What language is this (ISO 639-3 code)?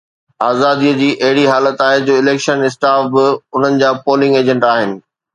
snd